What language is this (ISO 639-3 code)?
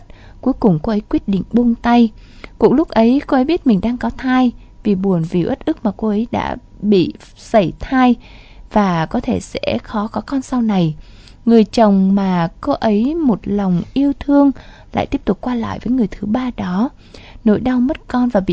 vie